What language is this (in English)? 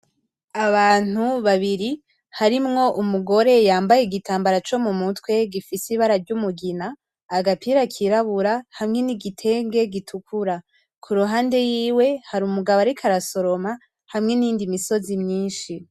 Rundi